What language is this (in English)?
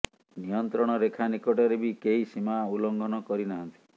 Odia